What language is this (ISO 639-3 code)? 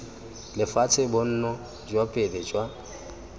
tsn